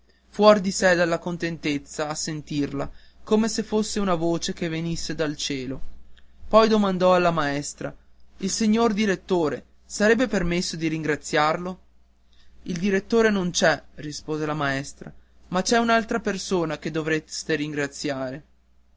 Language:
Italian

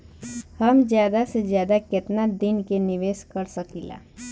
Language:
Bhojpuri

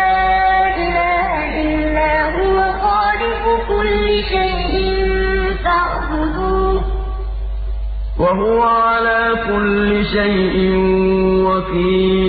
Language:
Arabic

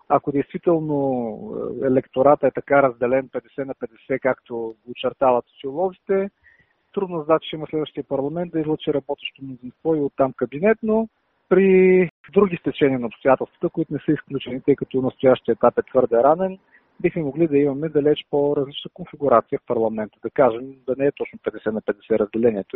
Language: Bulgarian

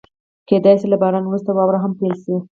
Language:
Pashto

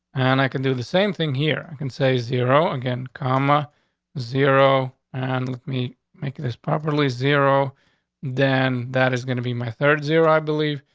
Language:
English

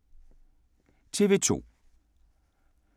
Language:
Danish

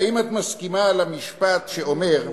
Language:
Hebrew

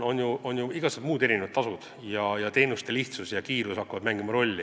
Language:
Estonian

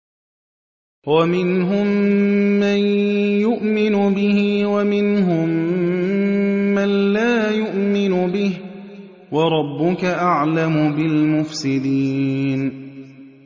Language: Arabic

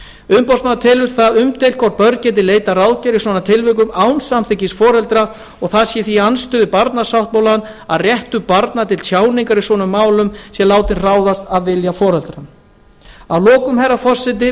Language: Icelandic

